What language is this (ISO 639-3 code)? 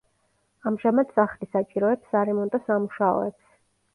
kat